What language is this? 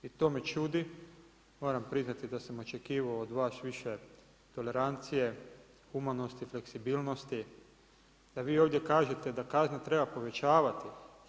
Croatian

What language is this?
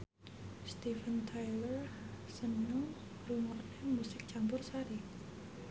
Javanese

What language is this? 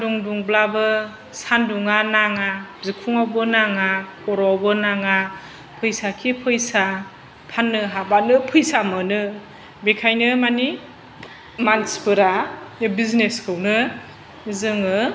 Bodo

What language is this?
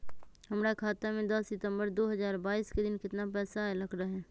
Magahi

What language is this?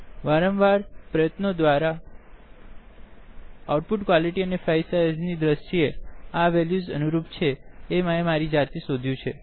Gujarati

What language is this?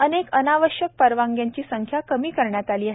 Marathi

